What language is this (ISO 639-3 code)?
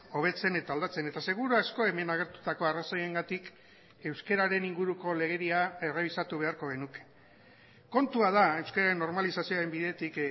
eus